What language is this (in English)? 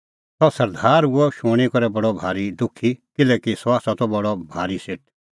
Kullu Pahari